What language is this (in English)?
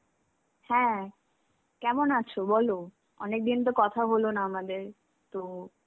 Bangla